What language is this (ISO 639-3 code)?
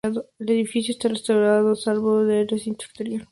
spa